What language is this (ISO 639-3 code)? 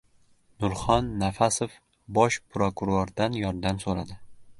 uzb